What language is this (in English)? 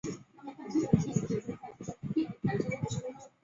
Chinese